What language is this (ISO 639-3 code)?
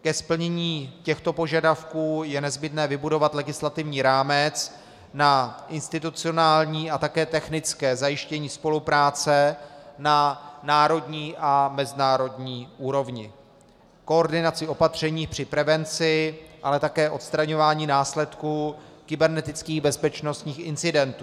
ces